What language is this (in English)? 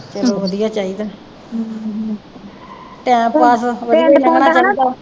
Punjabi